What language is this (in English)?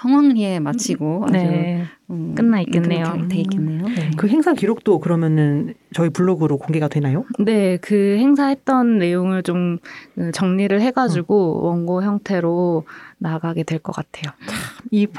Korean